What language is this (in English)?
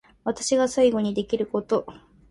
Japanese